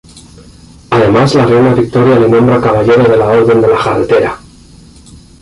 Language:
Spanish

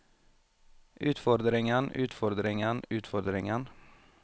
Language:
Norwegian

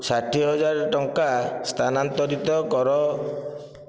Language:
Odia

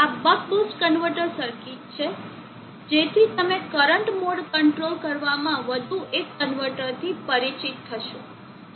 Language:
Gujarati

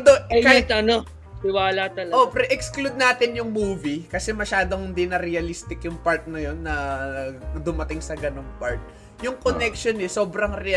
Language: Filipino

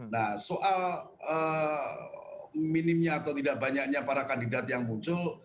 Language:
Indonesian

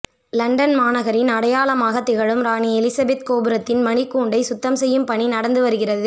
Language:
Tamil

